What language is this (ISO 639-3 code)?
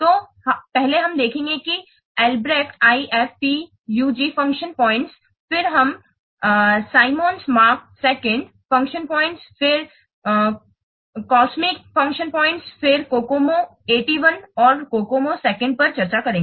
hin